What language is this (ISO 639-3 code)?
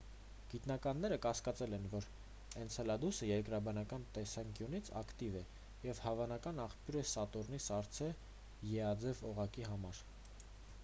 hye